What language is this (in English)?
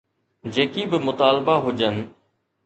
Sindhi